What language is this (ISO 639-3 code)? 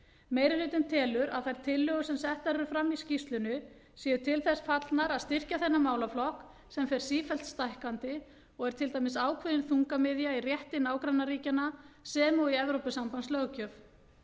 isl